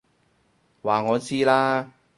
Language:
Cantonese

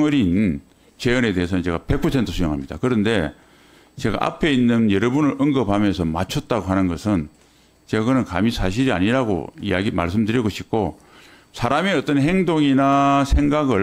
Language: Korean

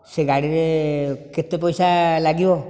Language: Odia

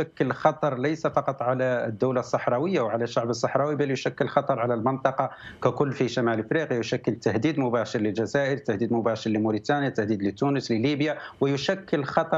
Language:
Arabic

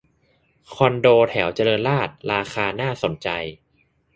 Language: Thai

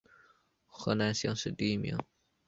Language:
Chinese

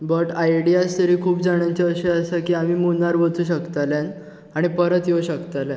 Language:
Konkani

